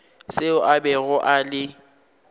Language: Northern Sotho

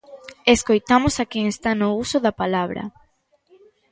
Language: Galician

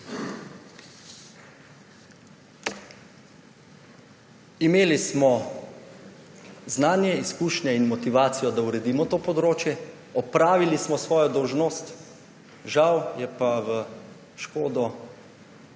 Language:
Slovenian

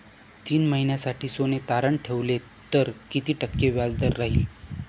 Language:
Marathi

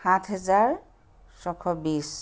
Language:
Assamese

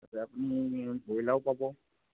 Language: Assamese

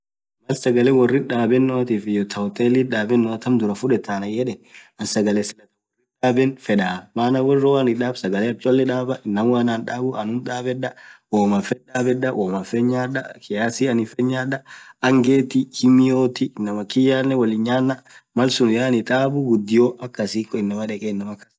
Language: Orma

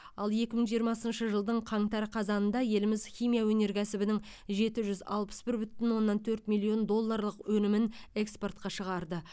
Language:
Kazakh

